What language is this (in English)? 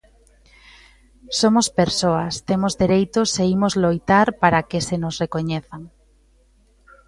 Galician